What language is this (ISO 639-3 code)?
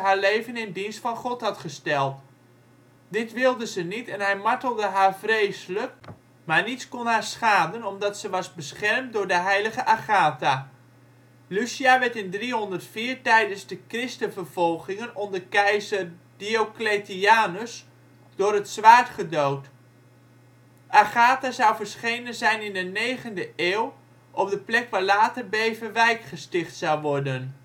nld